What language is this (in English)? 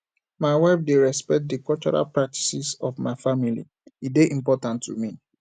Nigerian Pidgin